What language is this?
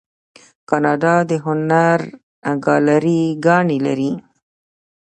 Pashto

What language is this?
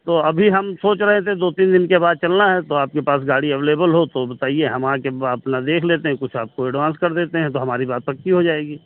Hindi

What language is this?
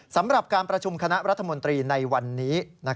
Thai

